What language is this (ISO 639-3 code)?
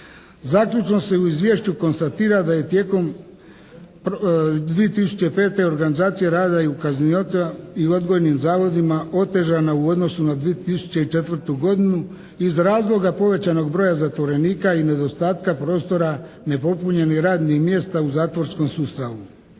hrv